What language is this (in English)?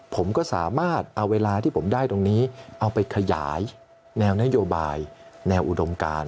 Thai